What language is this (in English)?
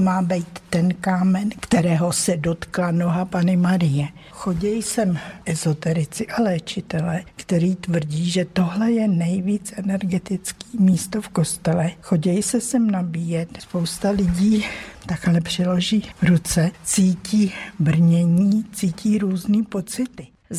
Czech